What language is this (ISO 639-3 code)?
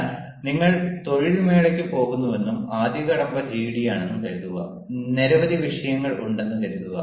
mal